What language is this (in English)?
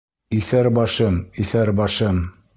Bashkir